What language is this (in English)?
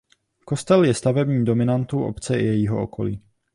Czech